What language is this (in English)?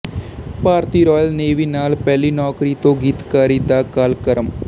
Punjabi